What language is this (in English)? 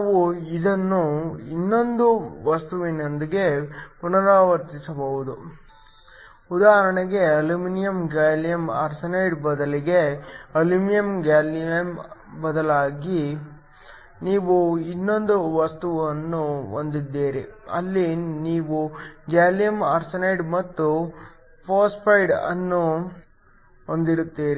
Kannada